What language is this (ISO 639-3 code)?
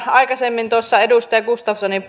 fin